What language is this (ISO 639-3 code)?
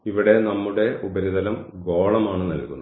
mal